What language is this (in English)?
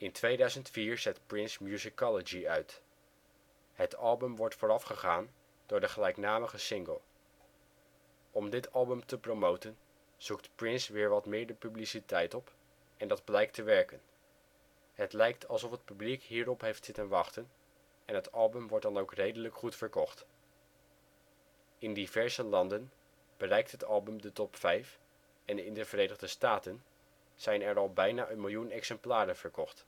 Dutch